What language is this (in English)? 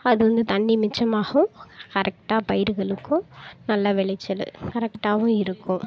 Tamil